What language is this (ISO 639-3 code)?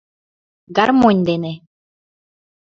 chm